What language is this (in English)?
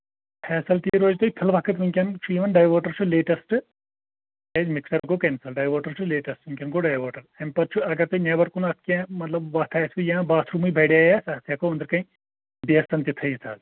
Kashmiri